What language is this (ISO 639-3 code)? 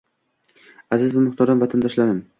uzb